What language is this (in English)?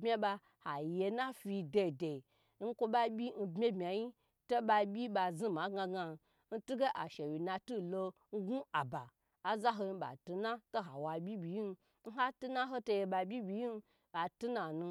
Gbagyi